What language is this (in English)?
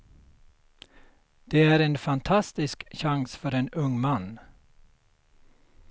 Swedish